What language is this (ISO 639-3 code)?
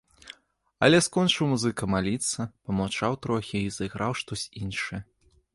bel